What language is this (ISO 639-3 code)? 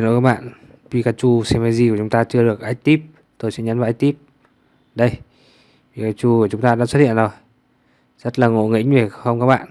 vie